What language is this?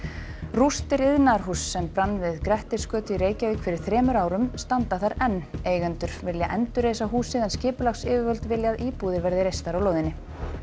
Icelandic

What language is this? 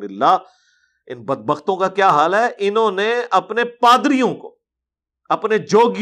Urdu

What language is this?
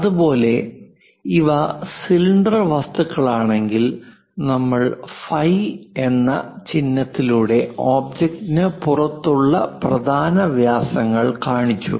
Malayalam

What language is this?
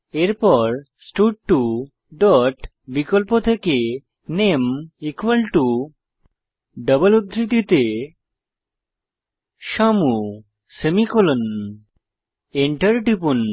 Bangla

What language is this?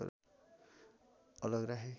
Nepali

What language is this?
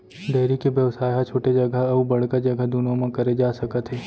Chhattisgarhi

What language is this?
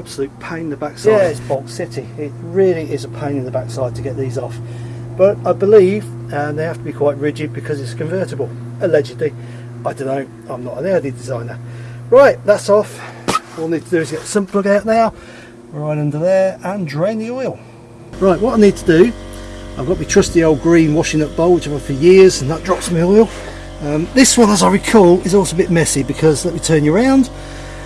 English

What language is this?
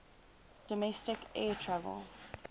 English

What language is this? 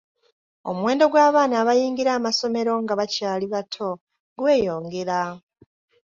Ganda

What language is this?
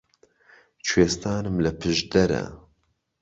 Central Kurdish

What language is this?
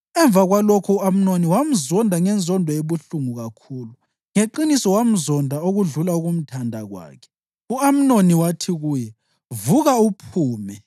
North Ndebele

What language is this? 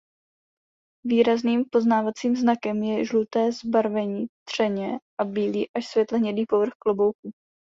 Czech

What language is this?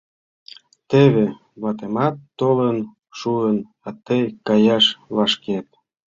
Mari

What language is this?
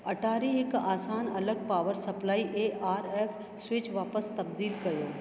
Sindhi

